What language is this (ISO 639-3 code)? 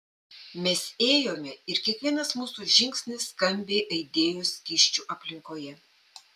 lit